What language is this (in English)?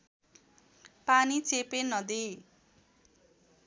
Nepali